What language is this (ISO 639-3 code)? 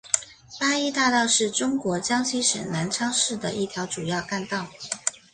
zho